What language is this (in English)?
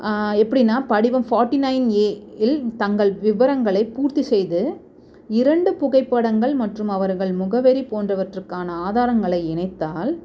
Tamil